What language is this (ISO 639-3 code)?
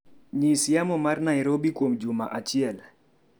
luo